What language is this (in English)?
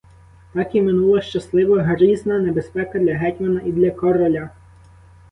Ukrainian